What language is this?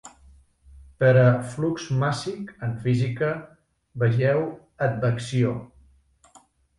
Catalan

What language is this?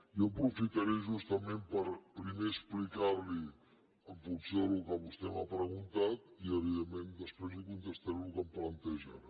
Catalan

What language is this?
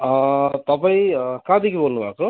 Nepali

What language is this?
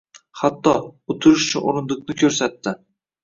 Uzbek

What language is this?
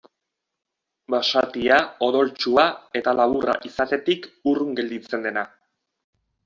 Basque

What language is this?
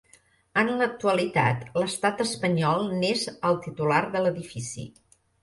Catalan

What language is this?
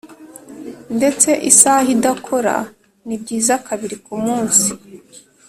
Kinyarwanda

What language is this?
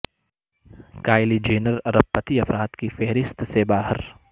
Urdu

